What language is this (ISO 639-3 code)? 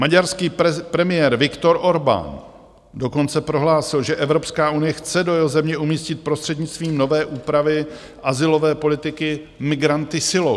ces